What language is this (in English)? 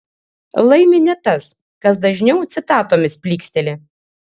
Lithuanian